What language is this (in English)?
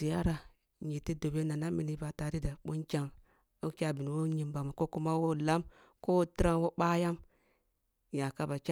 Kulung (Nigeria)